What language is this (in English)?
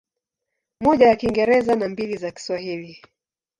Swahili